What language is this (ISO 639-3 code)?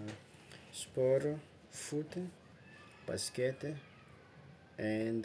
xmw